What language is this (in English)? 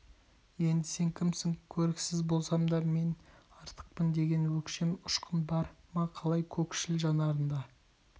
Kazakh